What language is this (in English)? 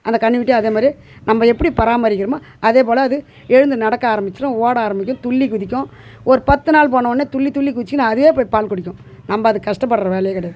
Tamil